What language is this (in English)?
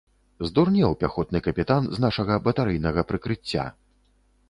Belarusian